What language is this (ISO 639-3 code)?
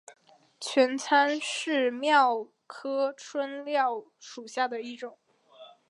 zho